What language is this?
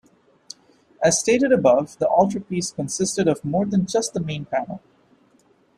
English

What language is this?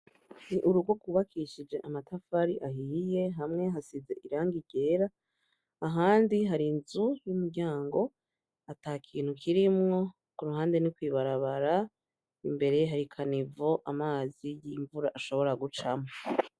Rundi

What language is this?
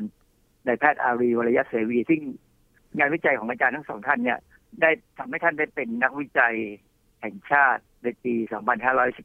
Thai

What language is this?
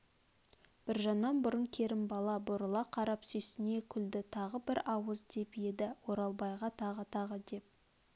Kazakh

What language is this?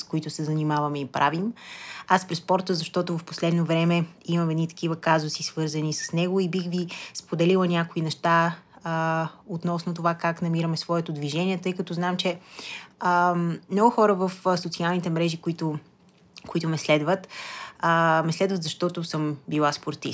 Bulgarian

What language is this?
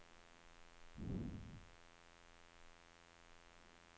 Norwegian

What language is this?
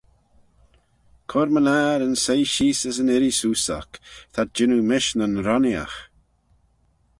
Manx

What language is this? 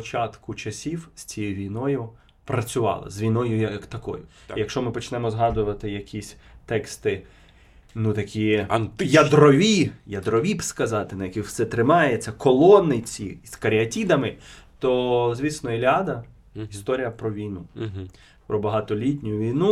Ukrainian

